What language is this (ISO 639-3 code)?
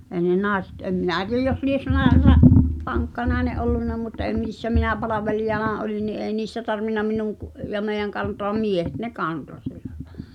fin